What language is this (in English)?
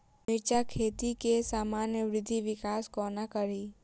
Maithili